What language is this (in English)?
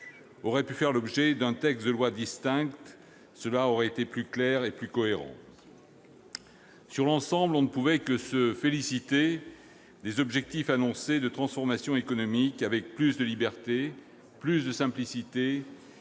French